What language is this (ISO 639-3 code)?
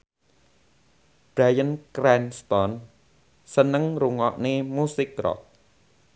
jav